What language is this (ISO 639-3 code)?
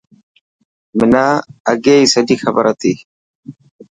mki